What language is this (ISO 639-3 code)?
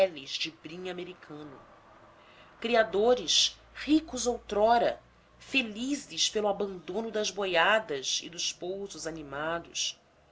por